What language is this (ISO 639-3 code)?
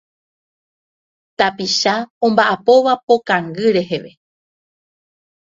grn